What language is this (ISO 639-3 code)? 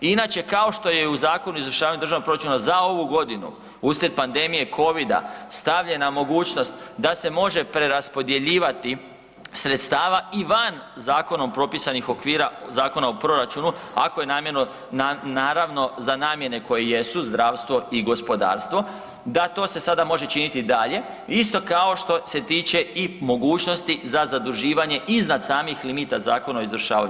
hrv